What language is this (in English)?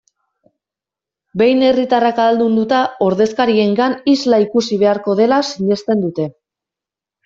Basque